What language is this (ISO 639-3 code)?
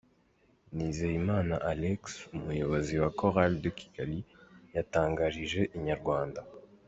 kin